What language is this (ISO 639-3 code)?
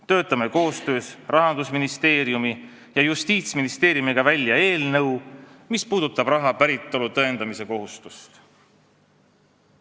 est